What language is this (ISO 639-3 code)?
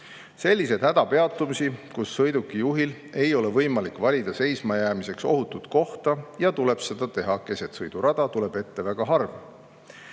est